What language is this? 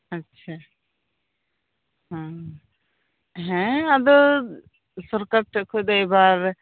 Santali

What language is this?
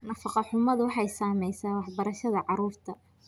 Somali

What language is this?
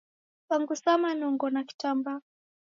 Taita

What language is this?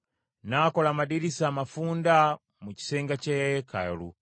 Ganda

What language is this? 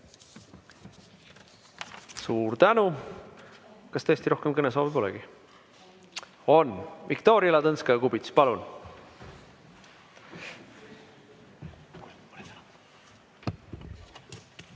Estonian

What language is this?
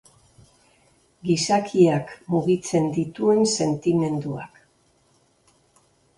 Basque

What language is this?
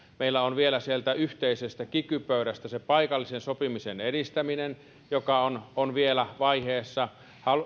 Finnish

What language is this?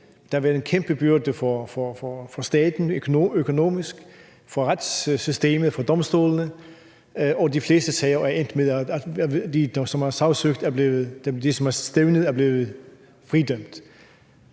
Danish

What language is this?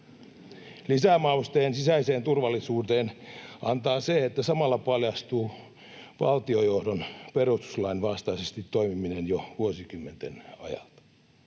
Finnish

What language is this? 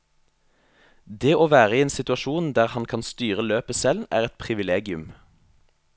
Norwegian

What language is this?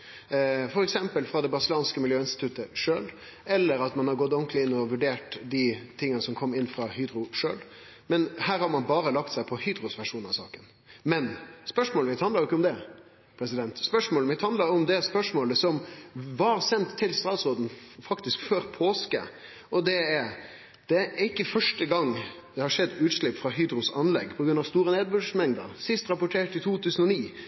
Norwegian Nynorsk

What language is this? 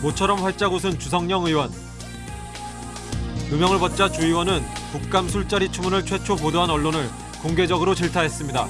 Korean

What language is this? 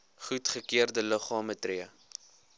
Afrikaans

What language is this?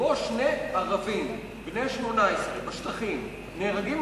Hebrew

